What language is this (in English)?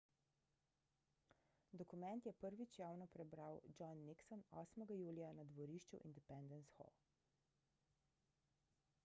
Slovenian